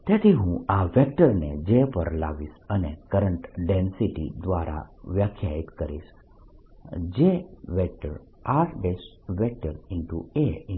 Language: Gujarati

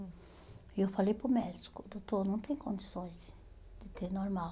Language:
Portuguese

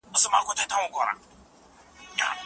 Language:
Pashto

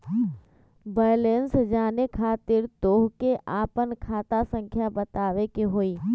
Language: Magahi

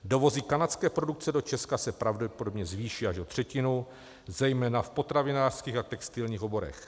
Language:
Czech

